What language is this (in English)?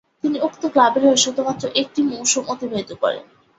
Bangla